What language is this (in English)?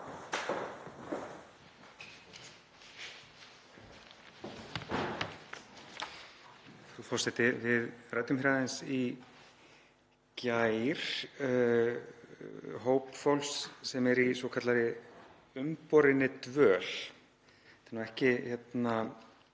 Icelandic